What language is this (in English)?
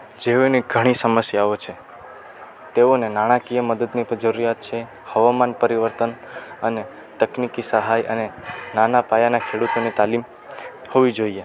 Gujarati